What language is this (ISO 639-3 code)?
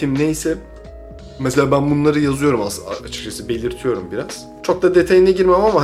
tur